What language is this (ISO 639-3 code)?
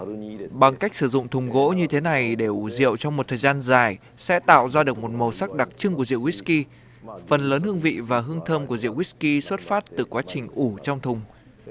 vie